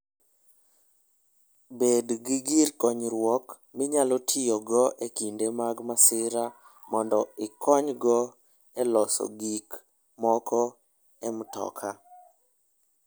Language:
Luo (Kenya and Tanzania)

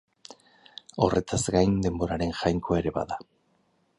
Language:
Basque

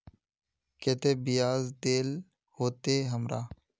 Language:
Magahi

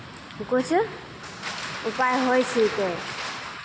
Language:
Maithili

